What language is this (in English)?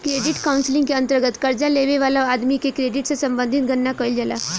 Bhojpuri